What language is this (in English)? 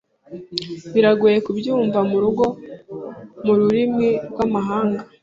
Kinyarwanda